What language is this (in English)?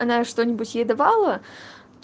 Russian